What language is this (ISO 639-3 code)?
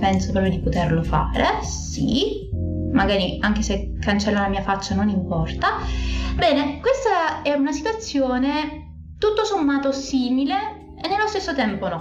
ita